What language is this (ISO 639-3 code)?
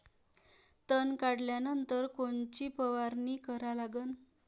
mar